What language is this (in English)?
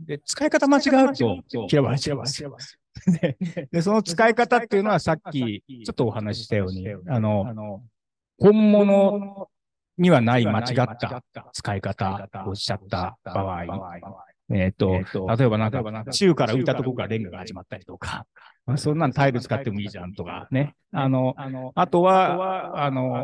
Japanese